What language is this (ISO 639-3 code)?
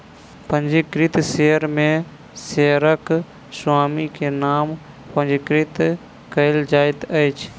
mai